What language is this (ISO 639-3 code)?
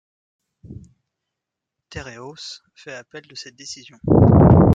fra